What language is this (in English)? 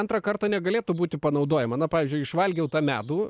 Lithuanian